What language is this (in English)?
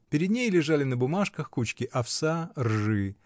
Russian